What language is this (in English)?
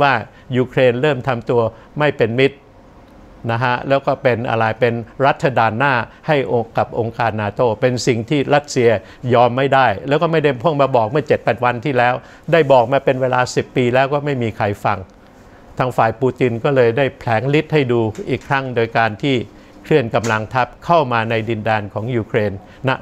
Thai